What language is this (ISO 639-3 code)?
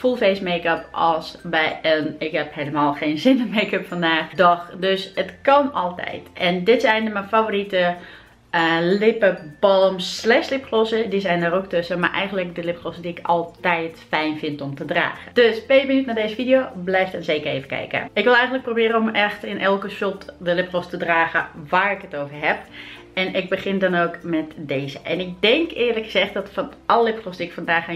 nld